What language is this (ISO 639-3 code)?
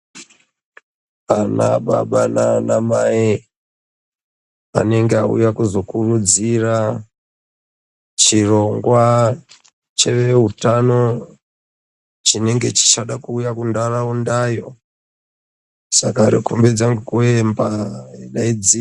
ndc